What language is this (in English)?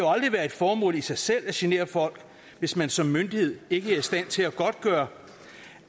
Danish